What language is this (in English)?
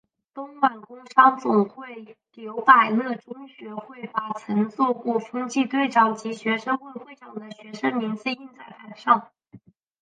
Chinese